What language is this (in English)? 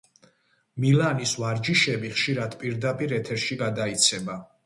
Georgian